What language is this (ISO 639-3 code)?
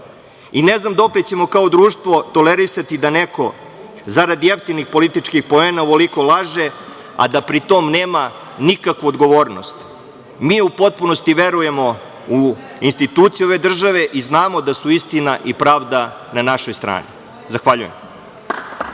srp